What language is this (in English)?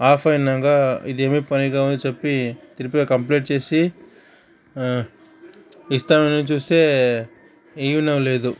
Telugu